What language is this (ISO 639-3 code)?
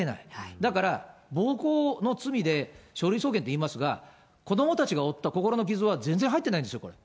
jpn